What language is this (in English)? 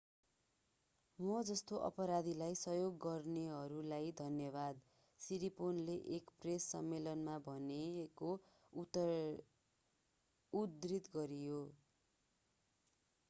Nepali